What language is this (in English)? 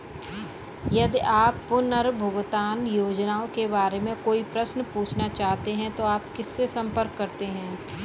Hindi